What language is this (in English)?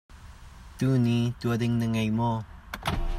Hakha Chin